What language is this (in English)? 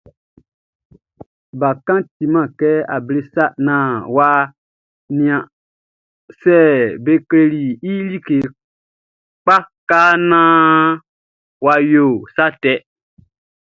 Baoulé